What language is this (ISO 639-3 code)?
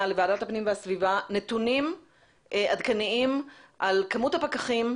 heb